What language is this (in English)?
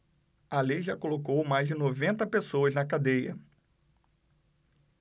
Portuguese